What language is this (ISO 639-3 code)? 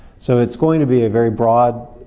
eng